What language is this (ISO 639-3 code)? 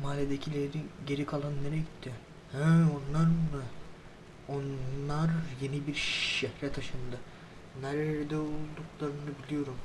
tur